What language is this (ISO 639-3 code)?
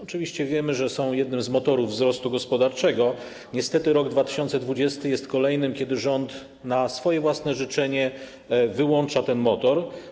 pol